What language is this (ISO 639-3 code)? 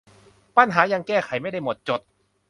tha